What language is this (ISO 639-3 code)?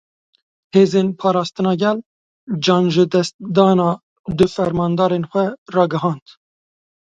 kur